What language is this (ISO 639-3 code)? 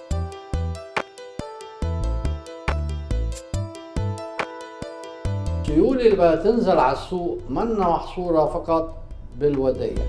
ara